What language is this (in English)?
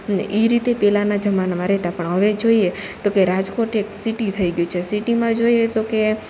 Gujarati